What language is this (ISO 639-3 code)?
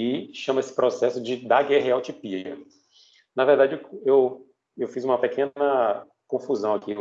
por